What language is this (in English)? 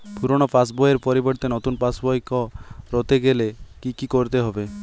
Bangla